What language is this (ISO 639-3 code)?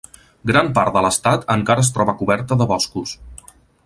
cat